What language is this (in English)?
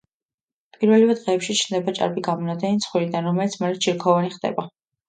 Georgian